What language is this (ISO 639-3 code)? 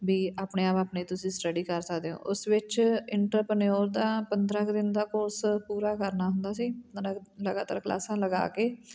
pan